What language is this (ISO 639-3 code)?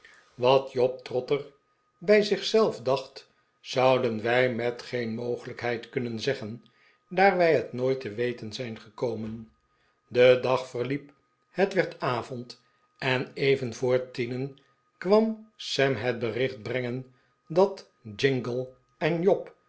nld